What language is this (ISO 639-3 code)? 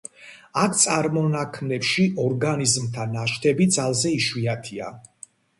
kat